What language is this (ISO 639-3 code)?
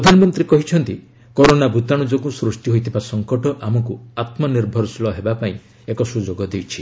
ori